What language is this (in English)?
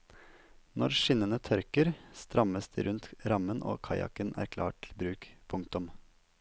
Norwegian